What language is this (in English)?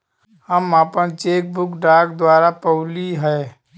Bhojpuri